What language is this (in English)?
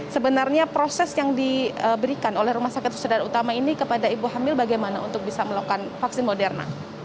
Indonesian